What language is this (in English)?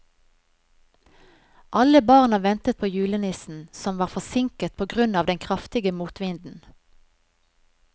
Norwegian